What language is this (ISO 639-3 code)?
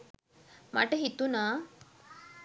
sin